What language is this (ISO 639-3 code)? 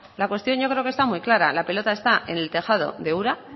spa